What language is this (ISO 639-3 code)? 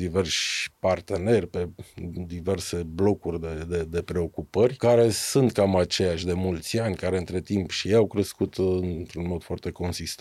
ron